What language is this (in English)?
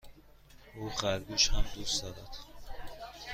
Persian